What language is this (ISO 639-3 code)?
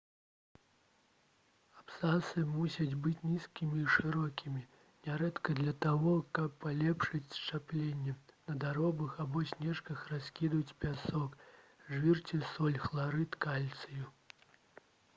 bel